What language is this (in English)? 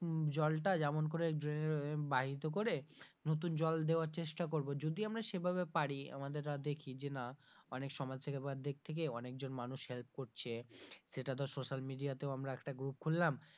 Bangla